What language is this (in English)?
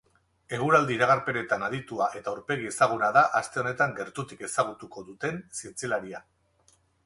Basque